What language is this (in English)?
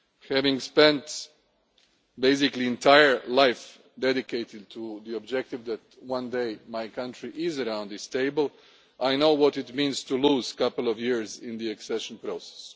English